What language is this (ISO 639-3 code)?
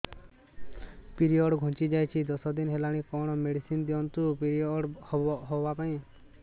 ori